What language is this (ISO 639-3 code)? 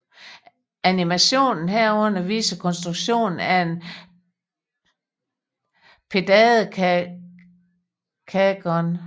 dan